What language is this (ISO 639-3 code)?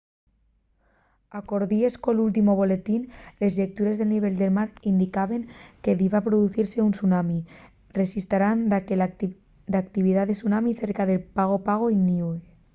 ast